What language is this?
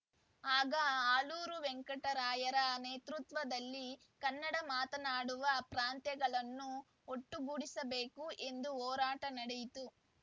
Kannada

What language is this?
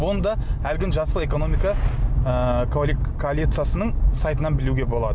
Kazakh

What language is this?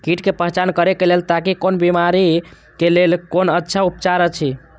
Maithili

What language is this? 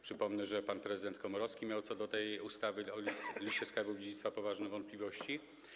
Polish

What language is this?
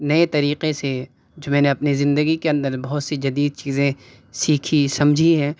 Urdu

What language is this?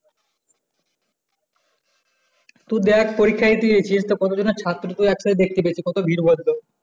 Bangla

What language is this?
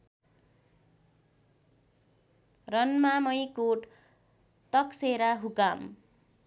Nepali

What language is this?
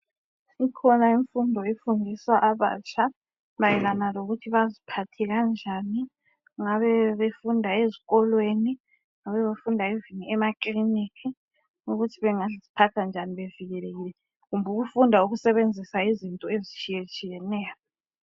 North Ndebele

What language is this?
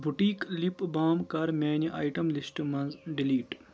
Kashmiri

